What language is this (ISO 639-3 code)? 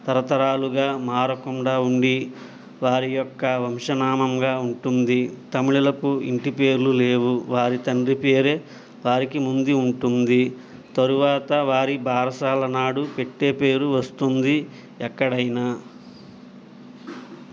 tel